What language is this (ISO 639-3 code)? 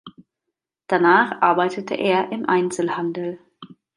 deu